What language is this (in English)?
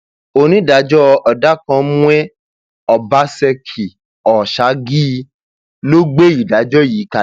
Yoruba